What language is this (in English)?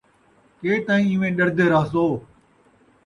Saraiki